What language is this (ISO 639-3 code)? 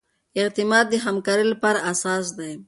pus